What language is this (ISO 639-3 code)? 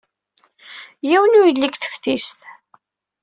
kab